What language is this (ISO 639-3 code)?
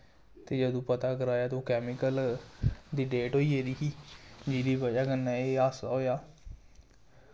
doi